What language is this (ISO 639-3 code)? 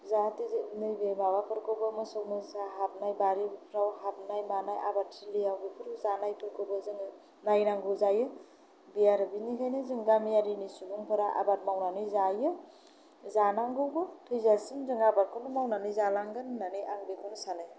brx